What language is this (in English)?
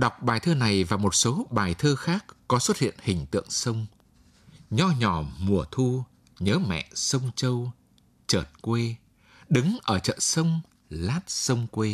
Vietnamese